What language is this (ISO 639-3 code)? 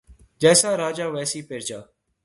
urd